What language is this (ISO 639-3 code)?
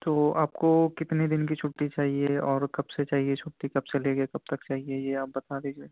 urd